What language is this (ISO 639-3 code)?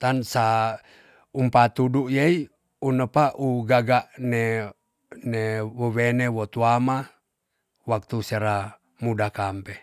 txs